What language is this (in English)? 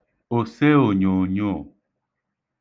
Igbo